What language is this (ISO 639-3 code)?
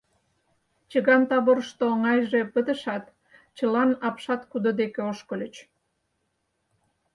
chm